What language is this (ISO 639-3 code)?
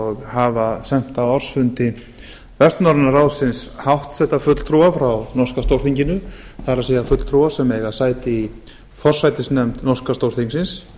isl